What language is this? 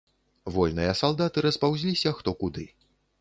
Belarusian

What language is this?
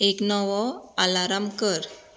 Konkani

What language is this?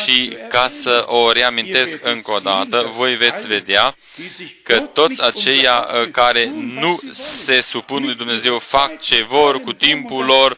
Romanian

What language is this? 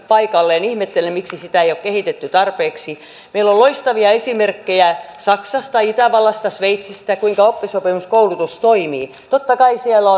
Finnish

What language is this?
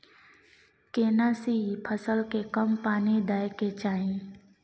Maithili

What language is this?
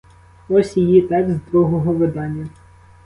Ukrainian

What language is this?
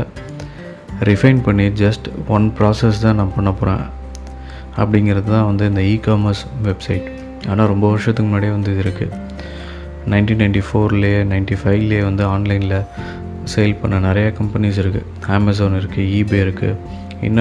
Tamil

